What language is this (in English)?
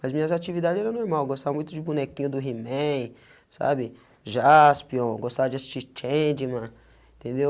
Portuguese